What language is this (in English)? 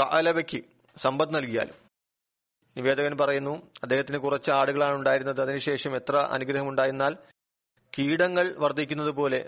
Malayalam